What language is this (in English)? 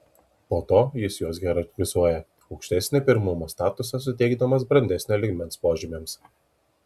Lithuanian